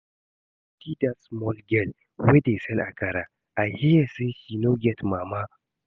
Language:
Nigerian Pidgin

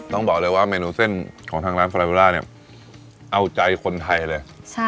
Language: Thai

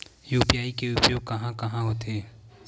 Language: Chhattisgarhi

